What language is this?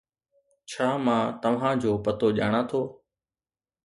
Sindhi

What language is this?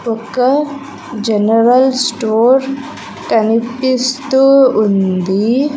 Telugu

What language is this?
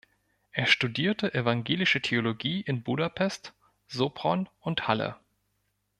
German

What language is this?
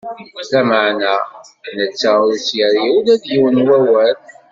Kabyle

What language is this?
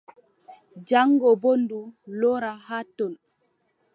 Adamawa Fulfulde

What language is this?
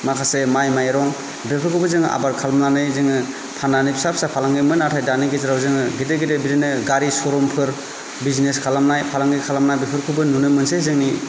Bodo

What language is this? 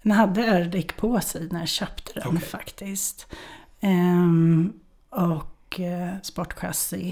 Swedish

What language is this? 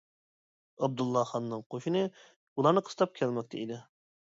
Uyghur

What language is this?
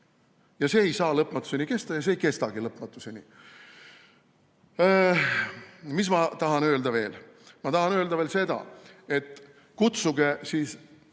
Estonian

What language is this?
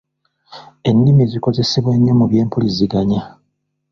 Ganda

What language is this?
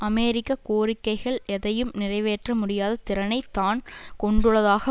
Tamil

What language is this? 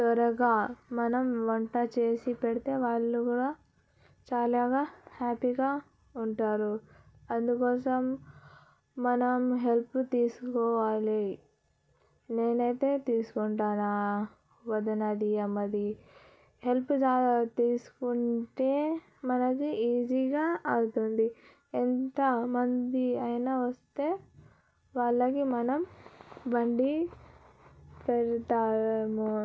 Telugu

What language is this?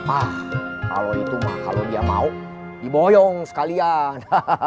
Indonesian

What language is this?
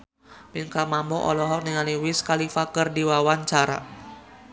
Sundanese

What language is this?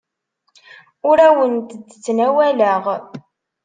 Kabyle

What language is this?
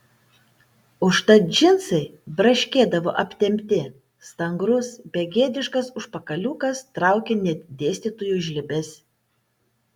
Lithuanian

